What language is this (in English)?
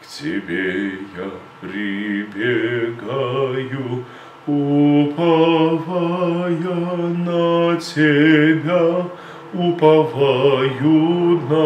Russian